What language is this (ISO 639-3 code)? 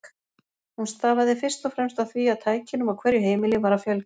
isl